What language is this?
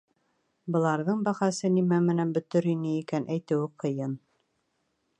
Bashkir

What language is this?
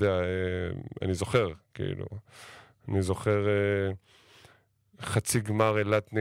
Hebrew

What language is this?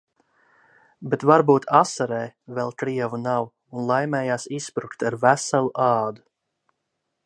Latvian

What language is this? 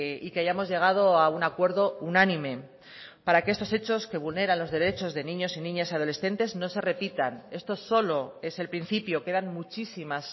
Spanish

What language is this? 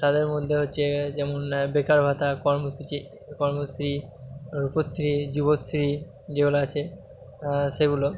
Bangla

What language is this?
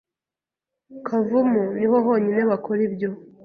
Kinyarwanda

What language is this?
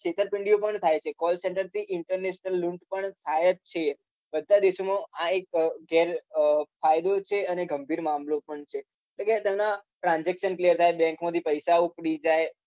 Gujarati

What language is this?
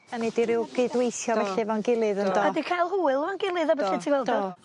Welsh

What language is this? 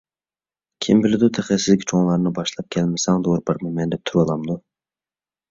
Uyghur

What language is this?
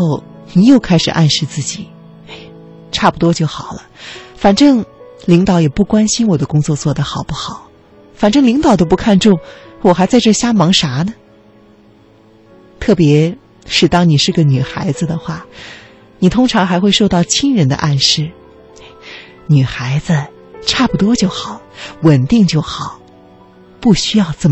Chinese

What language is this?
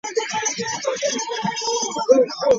Ganda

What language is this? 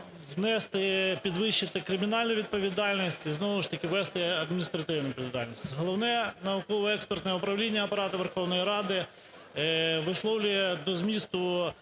Ukrainian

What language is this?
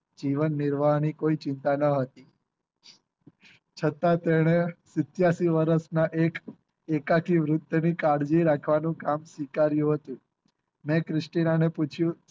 Gujarati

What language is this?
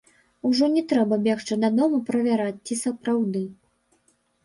Belarusian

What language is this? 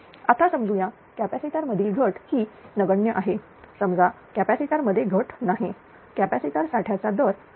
Marathi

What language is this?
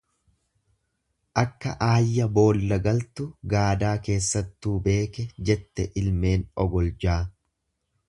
Oromo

